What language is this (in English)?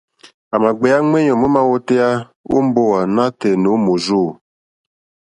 Mokpwe